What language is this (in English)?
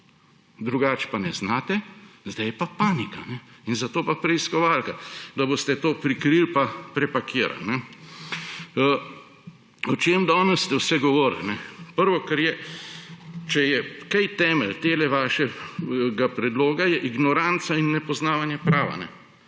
Slovenian